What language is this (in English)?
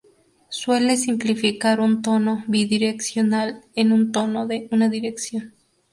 Spanish